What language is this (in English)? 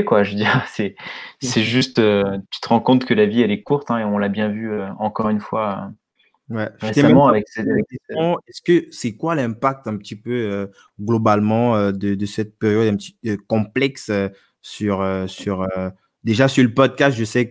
French